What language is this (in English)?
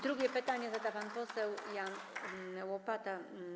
Polish